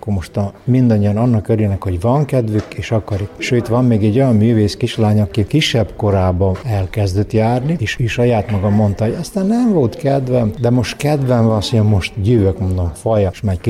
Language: Hungarian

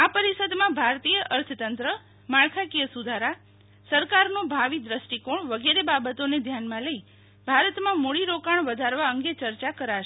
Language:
Gujarati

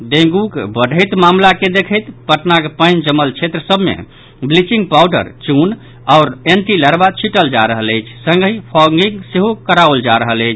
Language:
Maithili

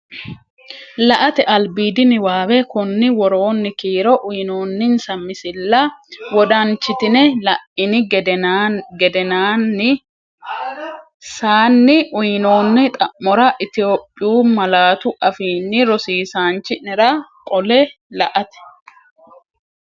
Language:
Sidamo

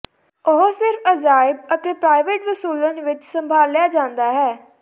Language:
Punjabi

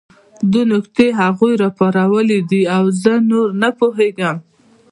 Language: Pashto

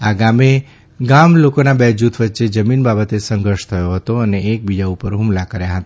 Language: Gujarati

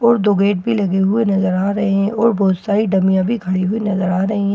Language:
Hindi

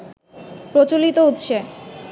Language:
Bangla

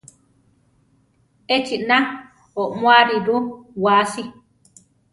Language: Central Tarahumara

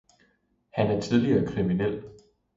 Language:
Danish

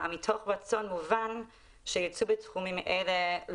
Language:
Hebrew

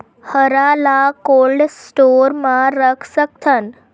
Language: Chhattisgarhi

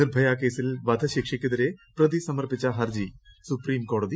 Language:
Malayalam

